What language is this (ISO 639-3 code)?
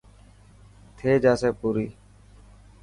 mki